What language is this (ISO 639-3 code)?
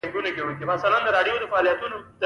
pus